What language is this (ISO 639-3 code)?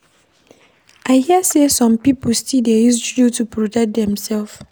pcm